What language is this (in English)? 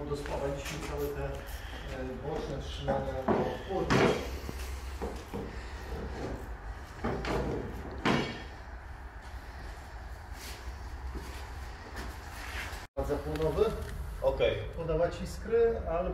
Polish